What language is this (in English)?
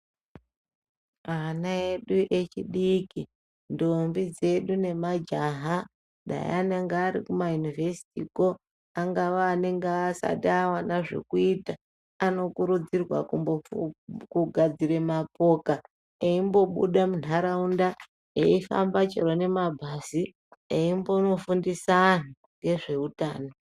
Ndau